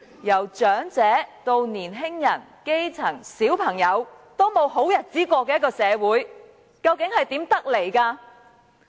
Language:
Cantonese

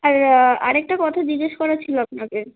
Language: Bangla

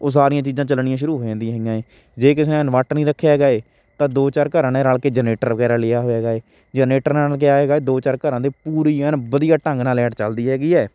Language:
Punjabi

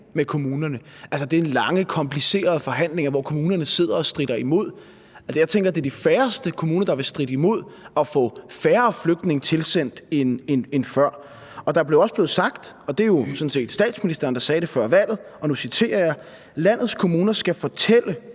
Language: Danish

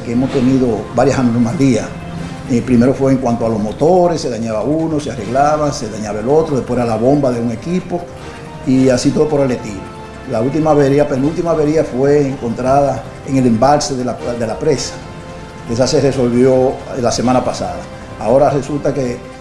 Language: Spanish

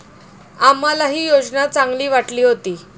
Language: Marathi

